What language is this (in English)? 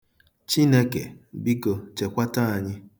Igbo